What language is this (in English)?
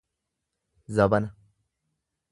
Oromo